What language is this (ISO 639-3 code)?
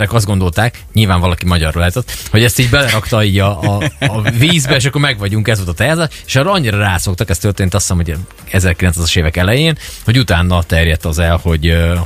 hun